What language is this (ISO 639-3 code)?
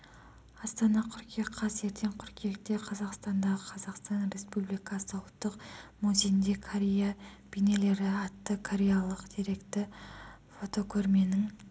kaz